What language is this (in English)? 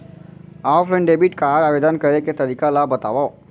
Chhattisgarhi